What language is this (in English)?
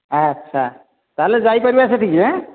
Odia